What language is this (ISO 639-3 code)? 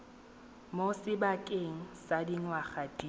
tsn